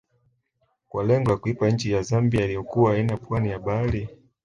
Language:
Swahili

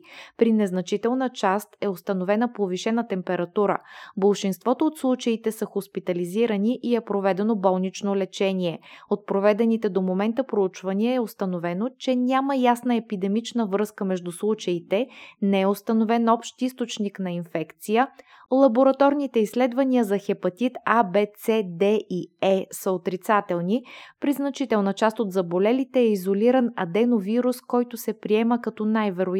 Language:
Bulgarian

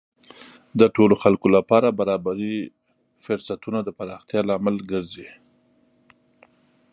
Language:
Pashto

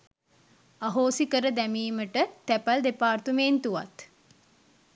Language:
Sinhala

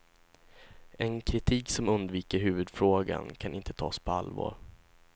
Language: Swedish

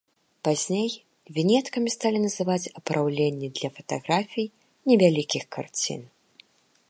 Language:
Belarusian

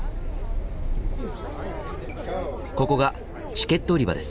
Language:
Japanese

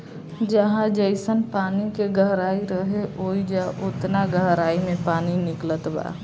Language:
Bhojpuri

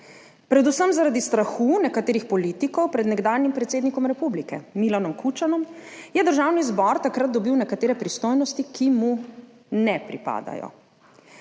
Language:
Slovenian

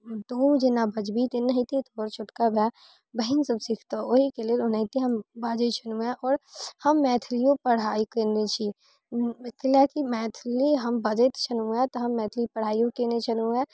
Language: Maithili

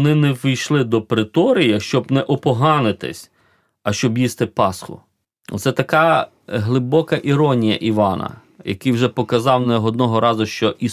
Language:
Ukrainian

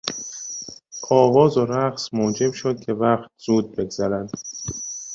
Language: Persian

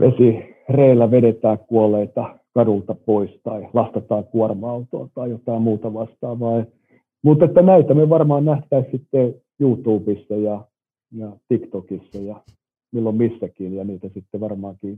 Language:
Finnish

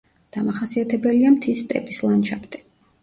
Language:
Georgian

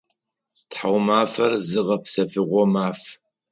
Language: Adyghe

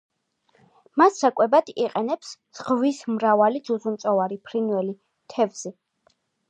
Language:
Georgian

